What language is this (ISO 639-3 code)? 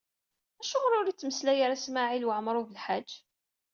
kab